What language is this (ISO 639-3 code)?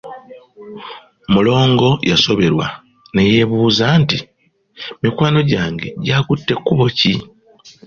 lug